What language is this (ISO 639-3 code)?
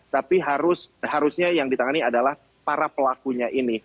ind